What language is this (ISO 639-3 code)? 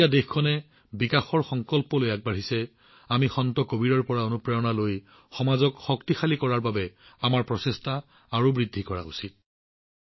asm